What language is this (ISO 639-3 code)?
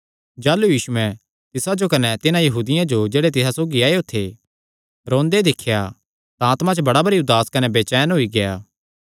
xnr